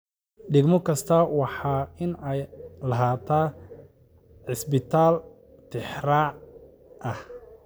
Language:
Somali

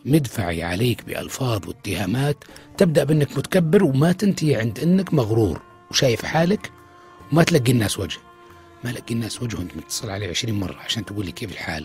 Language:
Arabic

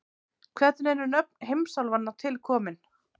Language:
Icelandic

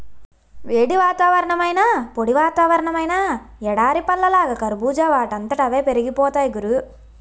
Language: Telugu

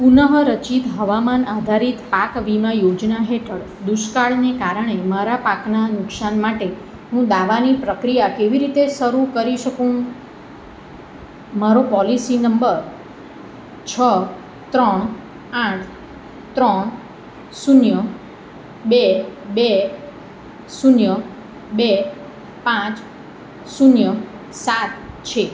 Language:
Gujarati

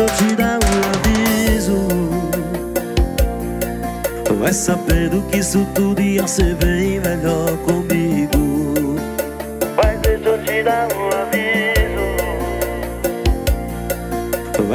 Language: Portuguese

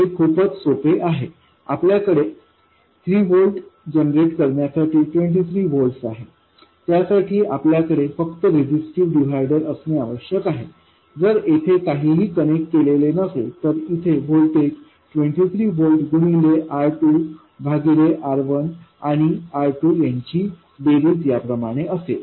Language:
Marathi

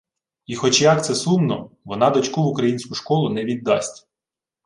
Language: Ukrainian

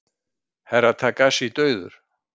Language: Icelandic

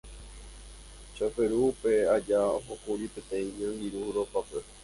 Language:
Guarani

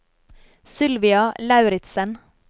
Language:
Norwegian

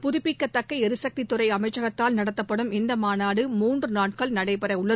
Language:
Tamil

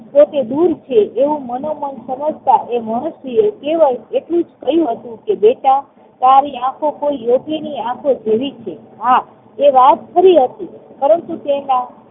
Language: Gujarati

